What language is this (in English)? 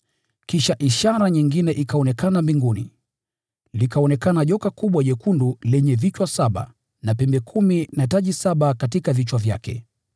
Swahili